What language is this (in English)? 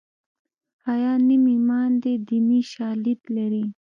Pashto